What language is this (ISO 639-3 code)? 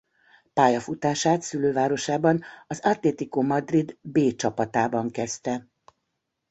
hun